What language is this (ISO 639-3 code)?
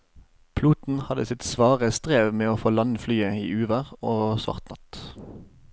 nor